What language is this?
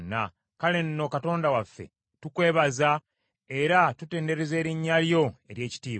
Ganda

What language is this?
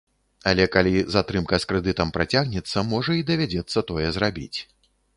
Belarusian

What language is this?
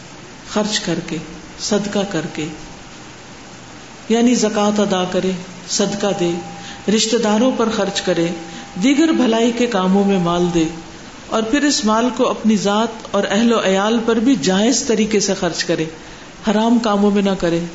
Urdu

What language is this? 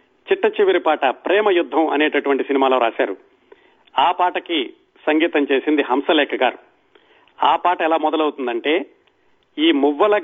Telugu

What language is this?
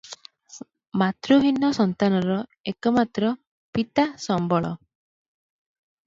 Odia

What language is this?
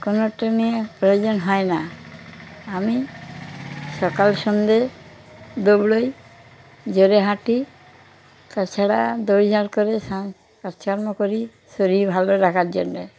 Bangla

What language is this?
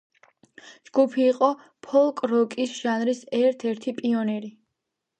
Georgian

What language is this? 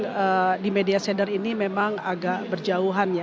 Indonesian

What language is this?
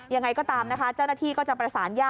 Thai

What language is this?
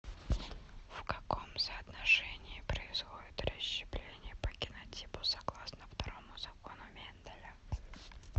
Russian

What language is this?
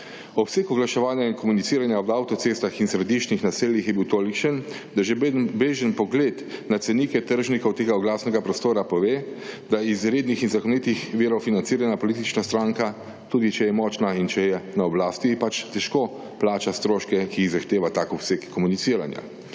Slovenian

